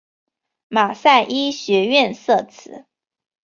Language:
Chinese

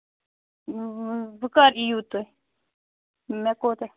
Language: Kashmiri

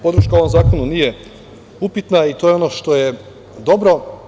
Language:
Serbian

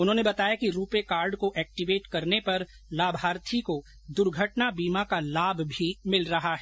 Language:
Hindi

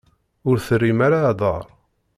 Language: Kabyle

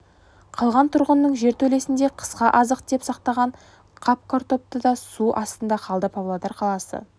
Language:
Kazakh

